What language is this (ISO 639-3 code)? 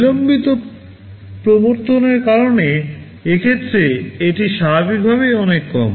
ben